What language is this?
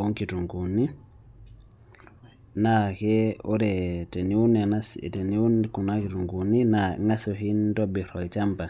Masai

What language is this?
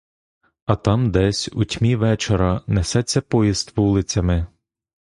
Ukrainian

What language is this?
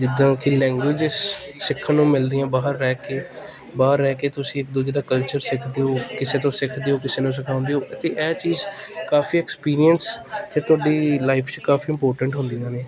Punjabi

